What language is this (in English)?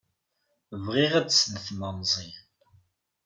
Kabyle